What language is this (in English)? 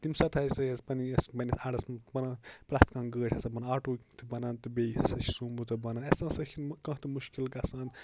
Kashmiri